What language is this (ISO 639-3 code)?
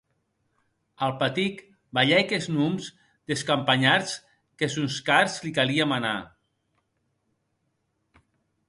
oci